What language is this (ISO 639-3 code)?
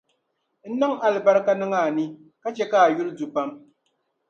dag